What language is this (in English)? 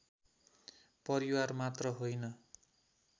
Nepali